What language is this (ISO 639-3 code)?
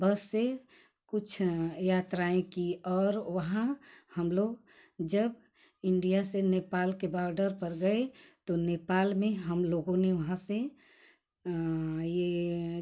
hin